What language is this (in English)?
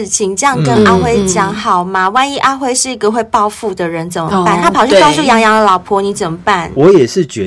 Chinese